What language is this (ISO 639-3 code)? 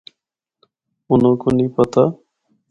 hno